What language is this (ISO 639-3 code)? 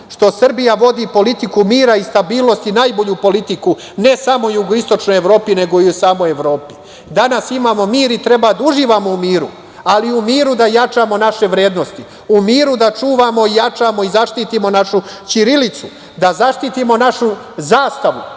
srp